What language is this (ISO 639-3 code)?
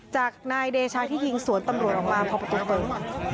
tha